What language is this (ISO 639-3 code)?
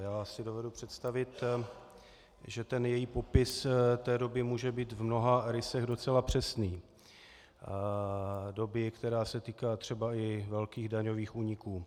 ces